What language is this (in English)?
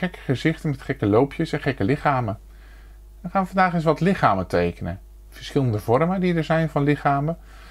Dutch